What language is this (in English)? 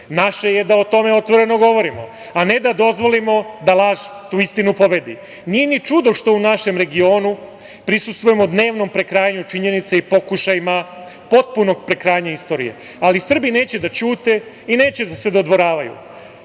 Serbian